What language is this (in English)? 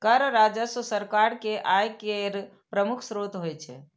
Maithili